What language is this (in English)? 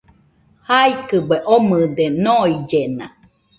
Nüpode Huitoto